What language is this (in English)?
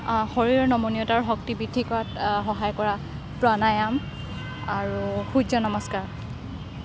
Assamese